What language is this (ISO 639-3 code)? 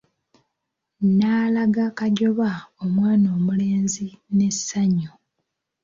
lug